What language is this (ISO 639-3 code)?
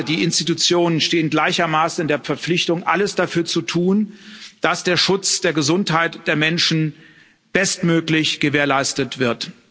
deu